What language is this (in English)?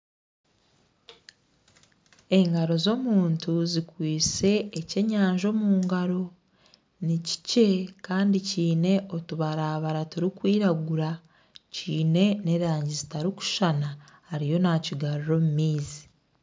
Nyankole